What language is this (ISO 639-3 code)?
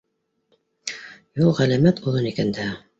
bak